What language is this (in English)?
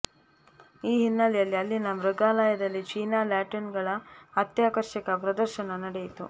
Kannada